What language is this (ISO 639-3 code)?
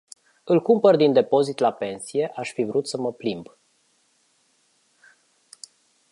ron